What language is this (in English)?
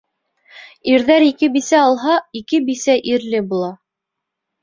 Bashkir